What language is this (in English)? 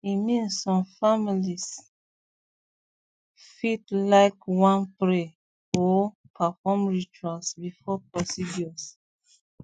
Nigerian Pidgin